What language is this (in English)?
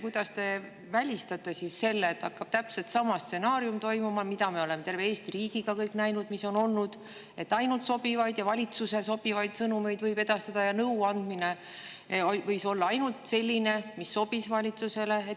Estonian